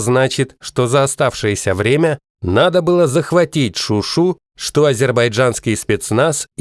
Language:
Russian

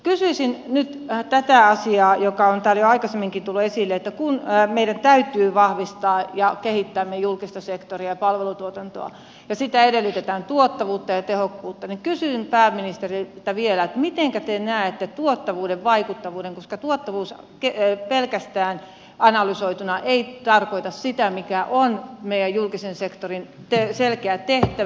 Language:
Finnish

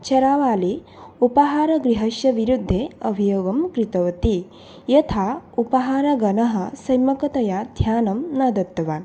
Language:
Sanskrit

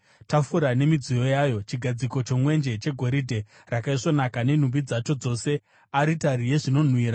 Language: Shona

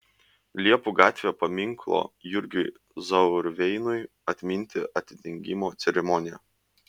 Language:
Lithuanian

